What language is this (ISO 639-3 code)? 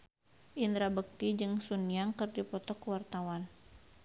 sun